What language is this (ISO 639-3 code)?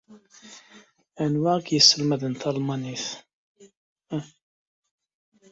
kab